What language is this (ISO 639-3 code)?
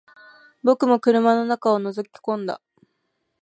jpn